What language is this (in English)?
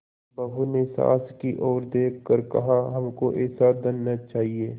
Hindi